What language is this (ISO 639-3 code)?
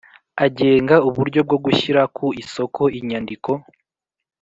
kin